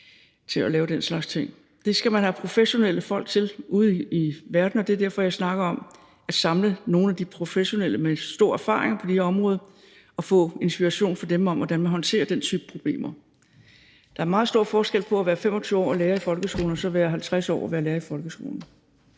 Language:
Danish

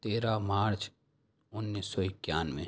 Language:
Urdu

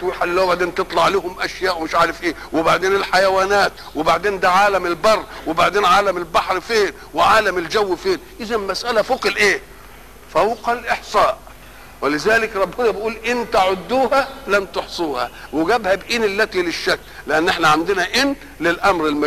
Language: Arabic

